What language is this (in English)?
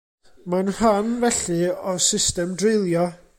Welsh